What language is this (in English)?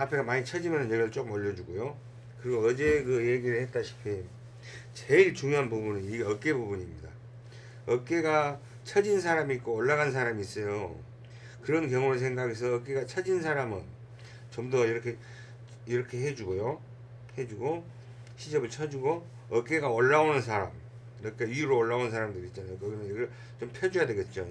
Korean